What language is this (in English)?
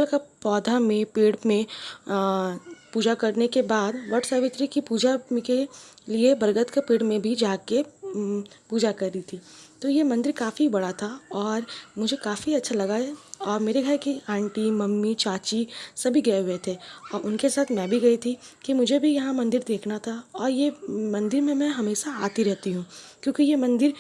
Hindi